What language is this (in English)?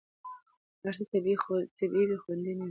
Pashto